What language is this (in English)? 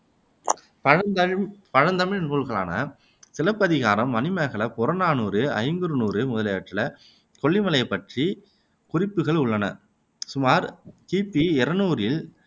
Tamil